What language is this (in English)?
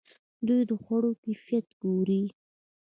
Pashto